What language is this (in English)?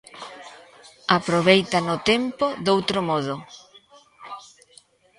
Galician